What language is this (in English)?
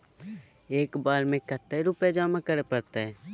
Magahi